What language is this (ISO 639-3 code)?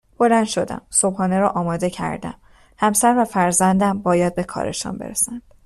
fas